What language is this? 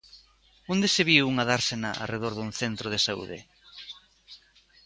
Galician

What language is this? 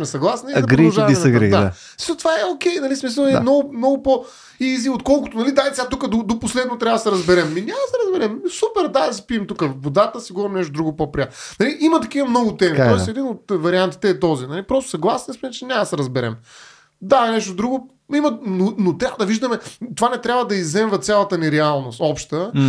Bulgarian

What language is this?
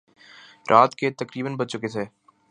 Urdu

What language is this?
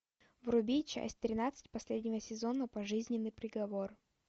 Russian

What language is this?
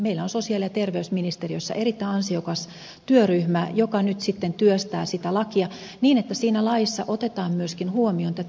Finnish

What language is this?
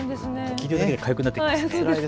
Japanese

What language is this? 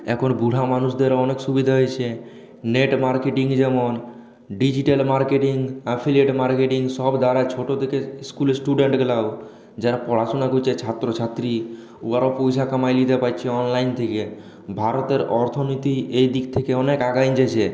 Bangla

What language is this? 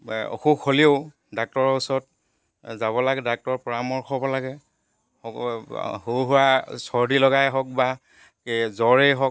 Assamese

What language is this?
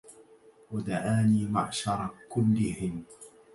Arabic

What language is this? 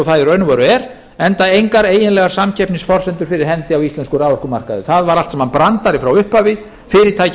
Icelandic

